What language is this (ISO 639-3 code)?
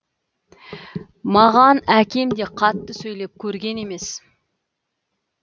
kaz